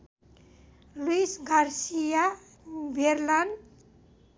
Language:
Nepali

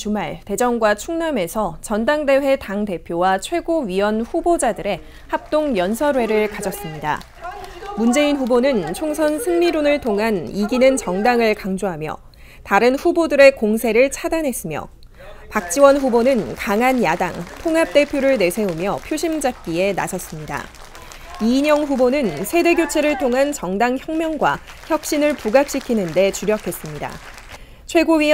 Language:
Korean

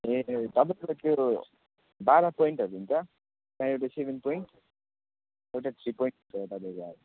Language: Nepali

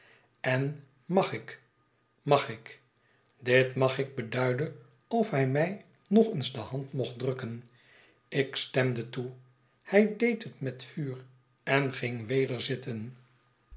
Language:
Dutch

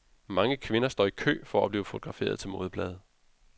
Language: Danish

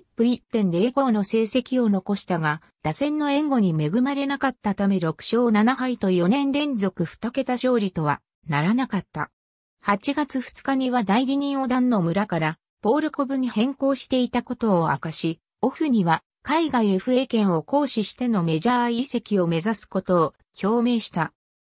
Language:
Japanese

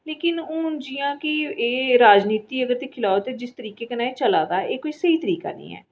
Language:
Dogri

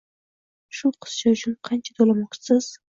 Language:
Uzbek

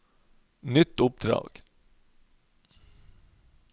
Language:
Norwegian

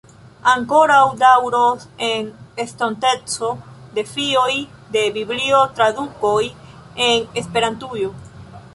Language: Esperanto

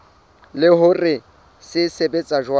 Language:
Southern Sotho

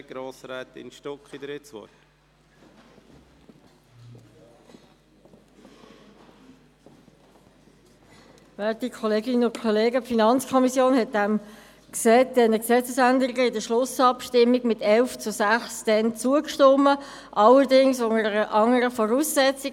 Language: Swiss German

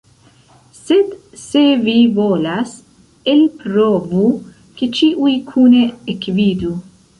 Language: Esperanto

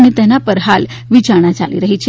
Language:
Gujarati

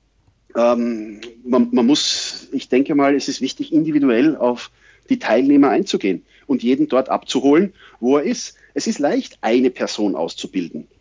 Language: German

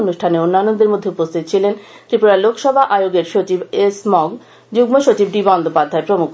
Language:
Bangla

